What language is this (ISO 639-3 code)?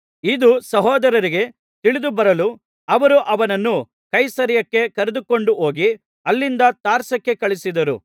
kan